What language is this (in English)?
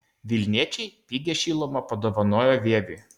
Lithuanian